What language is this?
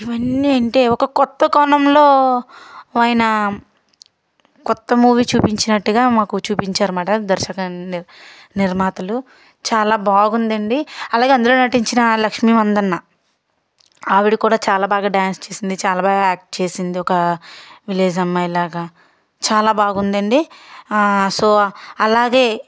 Telugu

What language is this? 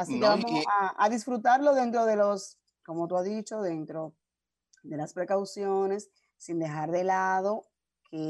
Spanish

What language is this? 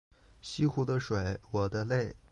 Chinese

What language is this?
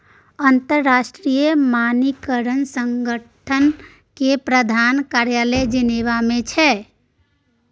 Maithili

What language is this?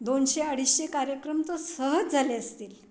Marathi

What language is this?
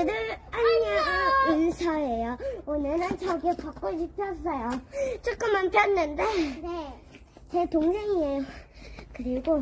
Korean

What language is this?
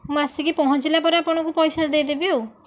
Odia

